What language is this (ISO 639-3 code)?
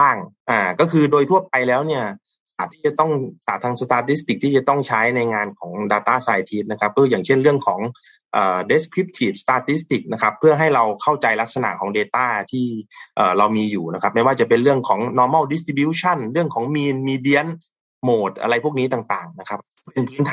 tha